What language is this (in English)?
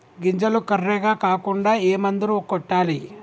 Telugu